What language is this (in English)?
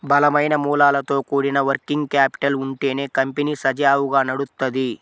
Telugu